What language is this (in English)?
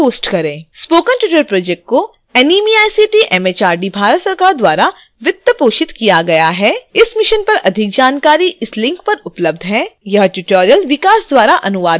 Hindi